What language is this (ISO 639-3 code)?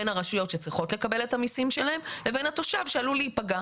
heb